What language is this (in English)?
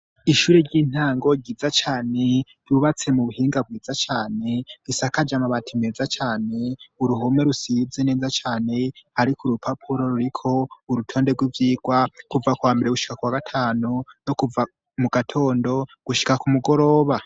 Rundi